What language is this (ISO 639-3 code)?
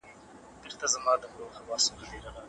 pus